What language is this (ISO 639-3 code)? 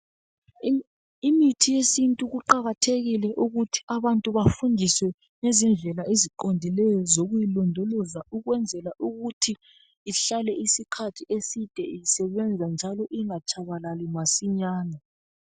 nde